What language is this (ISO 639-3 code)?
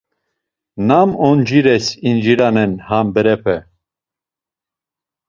lzz